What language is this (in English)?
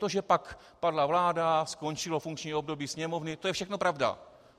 Czech